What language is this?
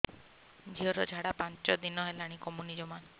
Odia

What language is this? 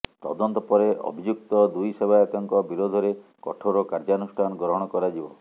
Odia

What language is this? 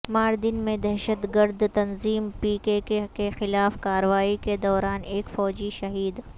Urdu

